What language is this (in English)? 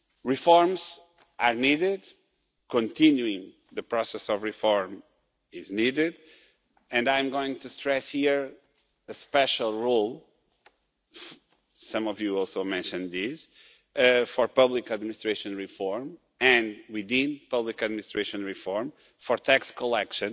English